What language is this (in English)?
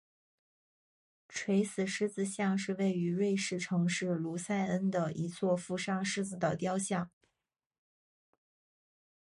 Chinese